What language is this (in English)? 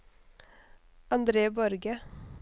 Norwegian